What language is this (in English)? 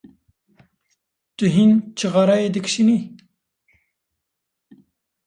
Kurdish